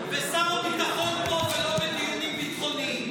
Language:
Hebrew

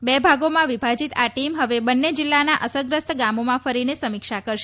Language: Gujarati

